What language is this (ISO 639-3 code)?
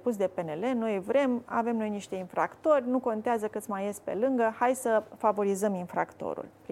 ron